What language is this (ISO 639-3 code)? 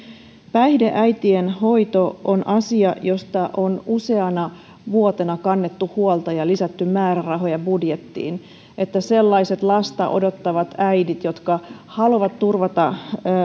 fin